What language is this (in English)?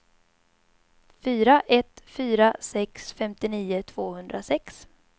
Swedish